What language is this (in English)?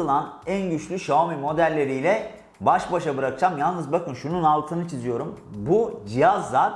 Turkish